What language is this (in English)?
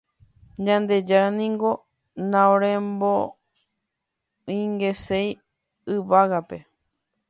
Guarani